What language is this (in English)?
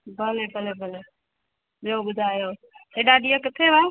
Sindhi